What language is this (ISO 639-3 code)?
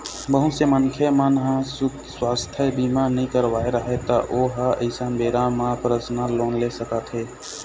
hne